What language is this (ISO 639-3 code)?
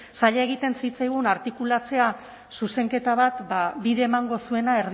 eus